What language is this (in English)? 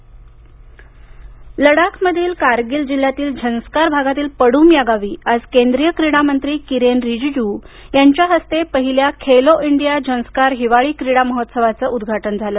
Marathi